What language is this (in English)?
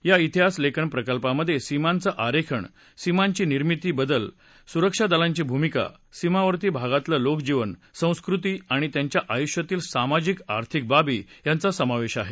Marathi